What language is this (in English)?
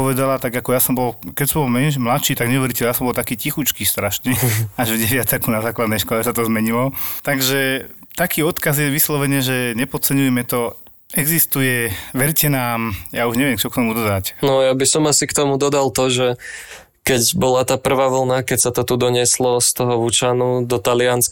Slovak